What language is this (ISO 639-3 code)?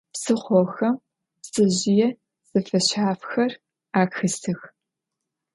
ady